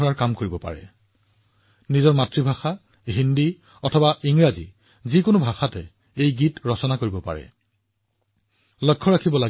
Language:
Assamese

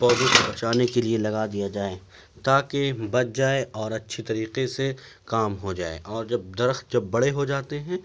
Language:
Urdu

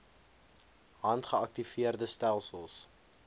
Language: Afrikaans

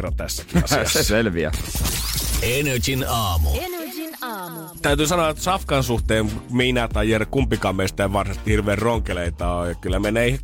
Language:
Finnish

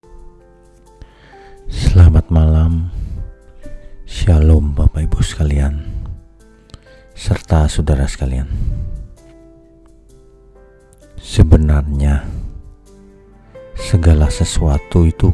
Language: Indonesian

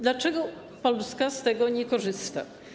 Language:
Polish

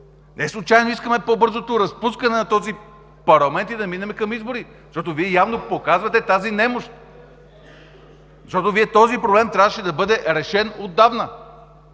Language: Bulgarian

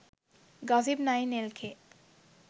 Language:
Sinhala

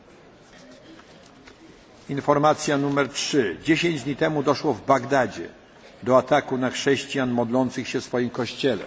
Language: Polish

